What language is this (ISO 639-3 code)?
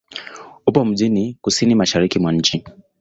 swa